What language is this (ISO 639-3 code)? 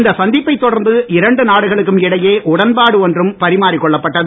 tam